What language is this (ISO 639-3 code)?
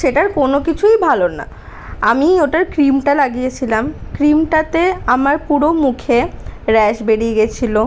ben